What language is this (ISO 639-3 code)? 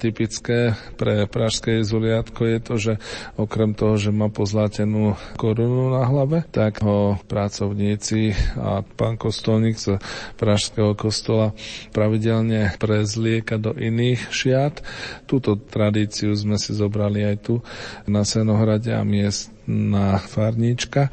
slk